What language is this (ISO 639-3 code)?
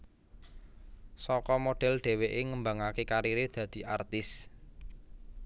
jav